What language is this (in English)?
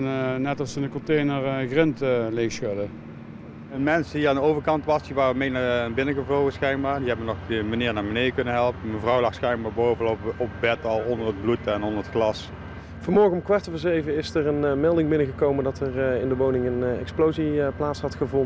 Dutch